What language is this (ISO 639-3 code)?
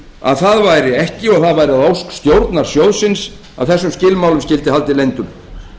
isl